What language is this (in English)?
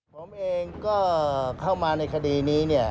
Thai